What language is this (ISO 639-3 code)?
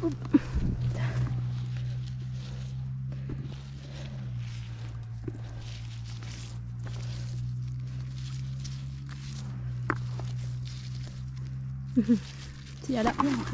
tha